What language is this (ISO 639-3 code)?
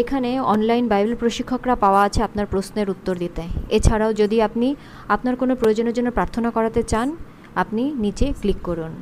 ben